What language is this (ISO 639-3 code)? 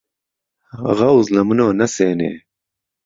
ckb